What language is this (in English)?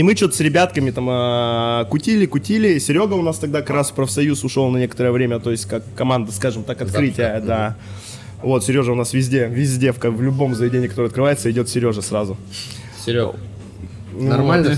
Russian